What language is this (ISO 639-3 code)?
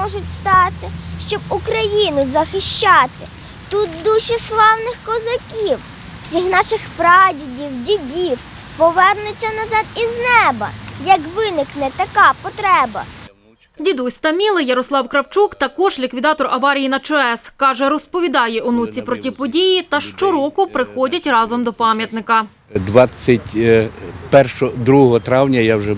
ukr